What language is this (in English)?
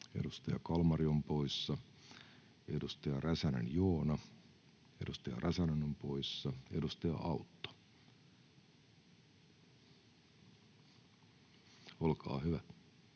Finnish